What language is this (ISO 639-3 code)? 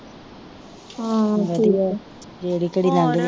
pan